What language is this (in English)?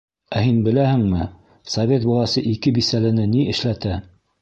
Bashkir